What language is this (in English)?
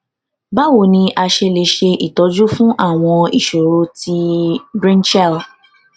Yoruba